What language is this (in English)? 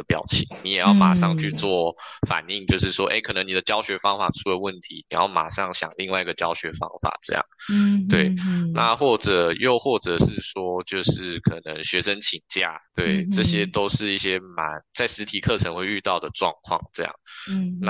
Chinese